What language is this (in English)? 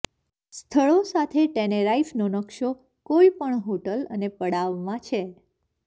Gujarati